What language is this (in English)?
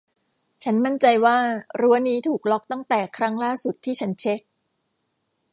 Thai